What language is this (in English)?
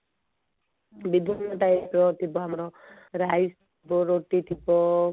Odia